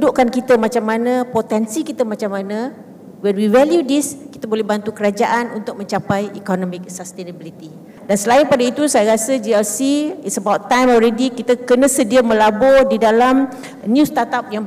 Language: Malay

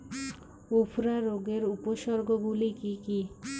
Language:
Bangla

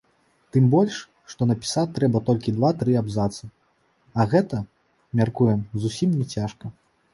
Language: Belarusian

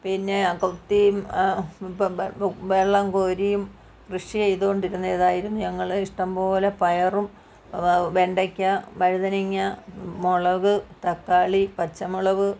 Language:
Malayalam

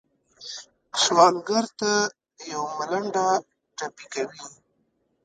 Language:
Pashto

